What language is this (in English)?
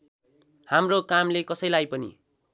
Nepali